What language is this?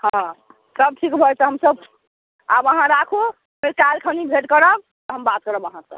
Maithili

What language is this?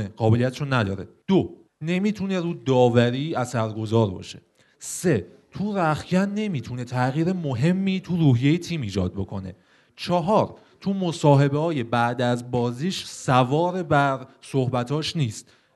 Persian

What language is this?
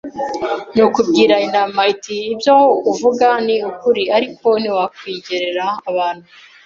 Kinyarwanda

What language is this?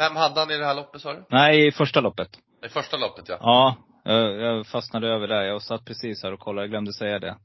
Swedish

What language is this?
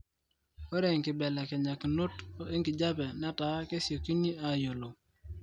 Masai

